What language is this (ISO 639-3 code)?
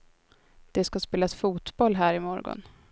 swe